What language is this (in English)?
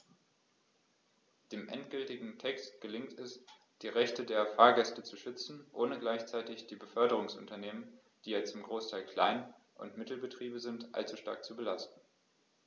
German